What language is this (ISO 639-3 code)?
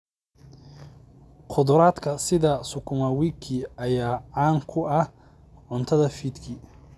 som